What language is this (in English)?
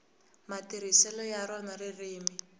Tsonga